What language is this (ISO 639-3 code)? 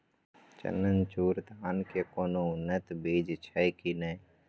mai